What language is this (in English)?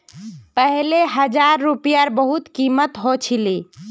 Magahi